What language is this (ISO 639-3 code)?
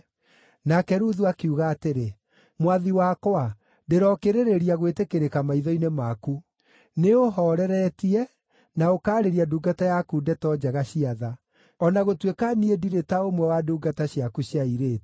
kik